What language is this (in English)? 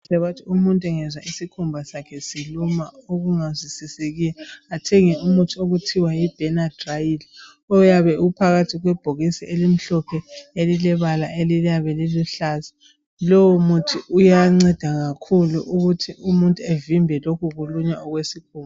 North Ndebele